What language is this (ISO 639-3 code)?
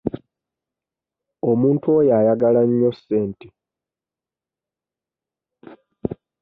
lug